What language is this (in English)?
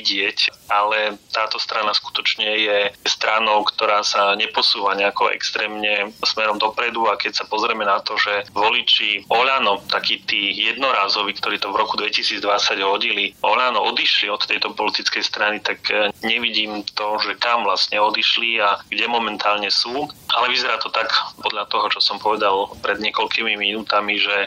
Slovak